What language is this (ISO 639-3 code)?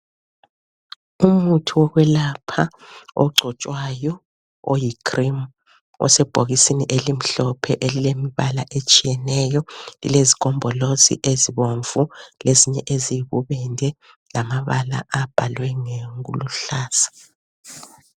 nde